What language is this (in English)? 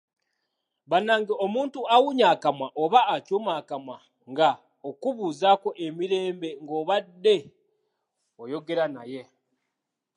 Ganda